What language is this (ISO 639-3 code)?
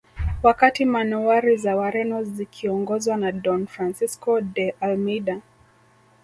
swa